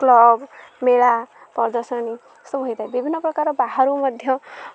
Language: Odia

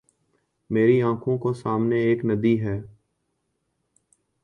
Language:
Urdu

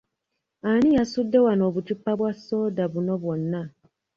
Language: Ganda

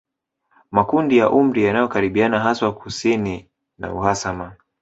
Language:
Swahili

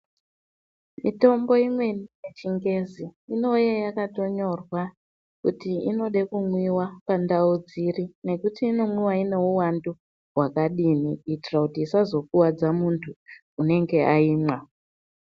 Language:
Ndau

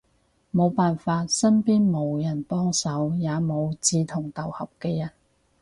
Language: Cantonese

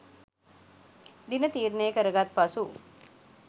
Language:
Sinhala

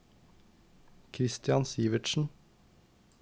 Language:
Norwegian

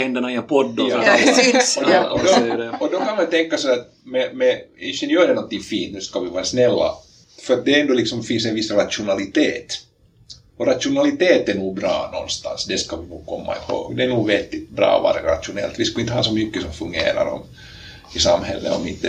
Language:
Swedish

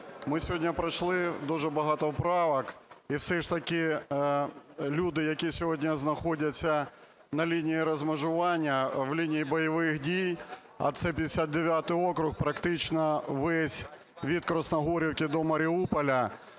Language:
Ukrainian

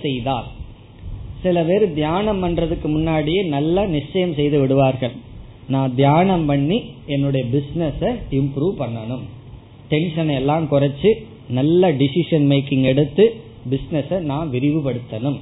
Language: Tamil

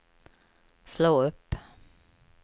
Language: Swedish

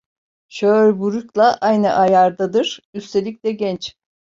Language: Turkish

